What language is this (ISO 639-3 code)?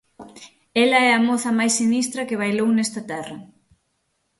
glg